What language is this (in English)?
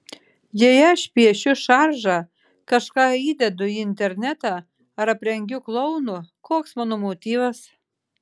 Lithuanian